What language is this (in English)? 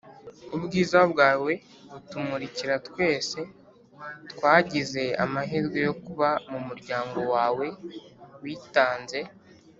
Kinyarwanda